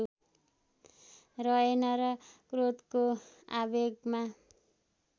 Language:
Nepali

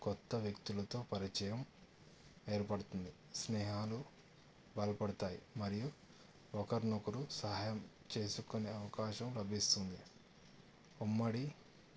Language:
Telugu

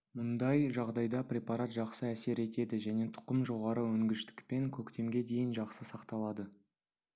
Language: Kazakh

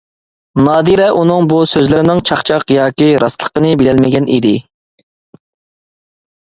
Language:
Uyghur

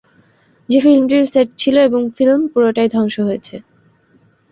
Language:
Bangla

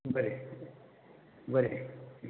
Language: Konkani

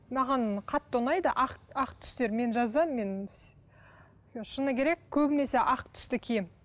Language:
Kazakh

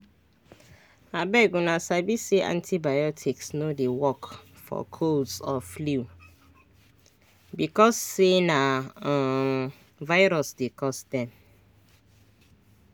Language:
Nigerian Pidgin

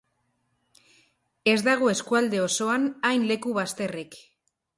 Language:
Basque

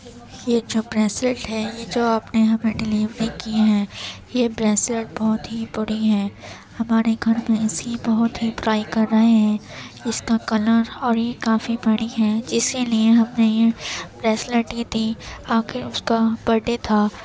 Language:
Urdu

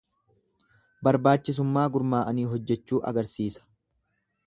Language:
Oromo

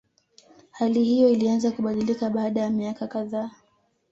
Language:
Swahili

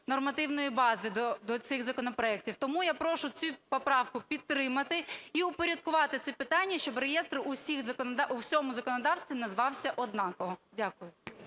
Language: Ukrainian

